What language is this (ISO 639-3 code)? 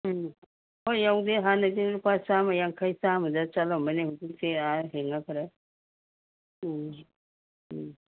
mni